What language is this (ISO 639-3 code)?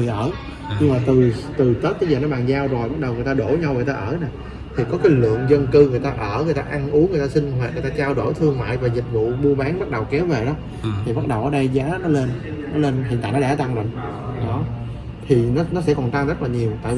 vie